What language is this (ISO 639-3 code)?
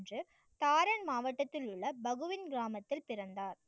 tam